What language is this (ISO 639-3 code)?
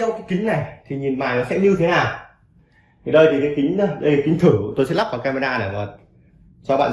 vie